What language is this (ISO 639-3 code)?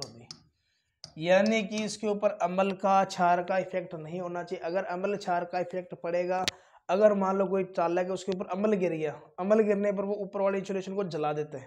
hin